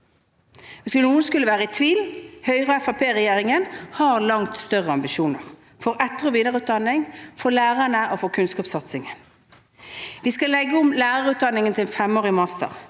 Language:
Norwegian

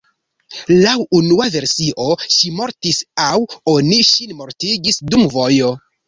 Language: Esperanto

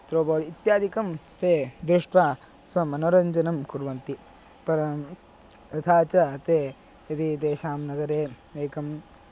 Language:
Sanskrit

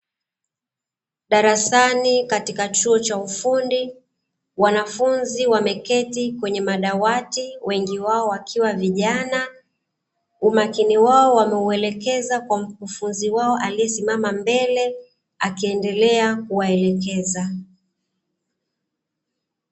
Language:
Swahili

